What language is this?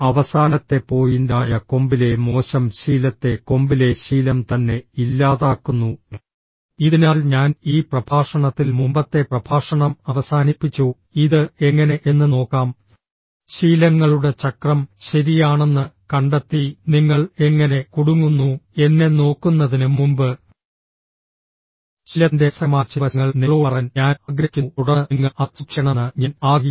Malayalam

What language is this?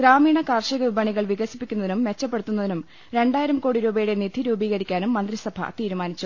Malayalam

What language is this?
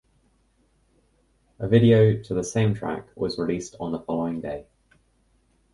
English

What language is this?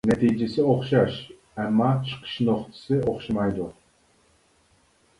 Uyghur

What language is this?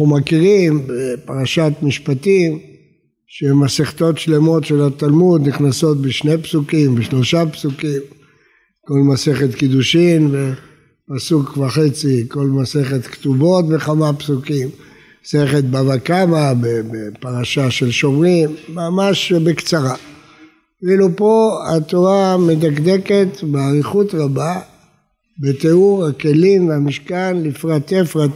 Hebrew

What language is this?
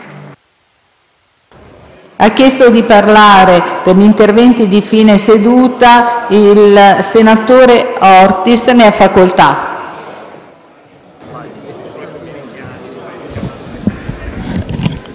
Italian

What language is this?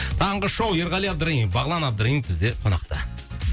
Kazakh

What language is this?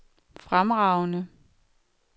Danish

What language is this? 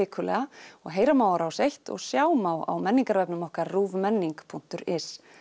Icelandic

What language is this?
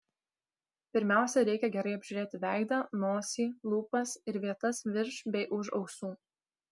Lithuanian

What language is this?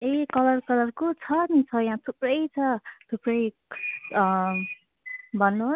Nepali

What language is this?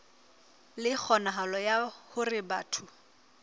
Southern Sotho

